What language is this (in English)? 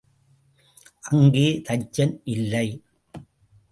Tamil